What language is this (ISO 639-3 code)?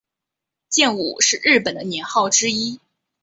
zho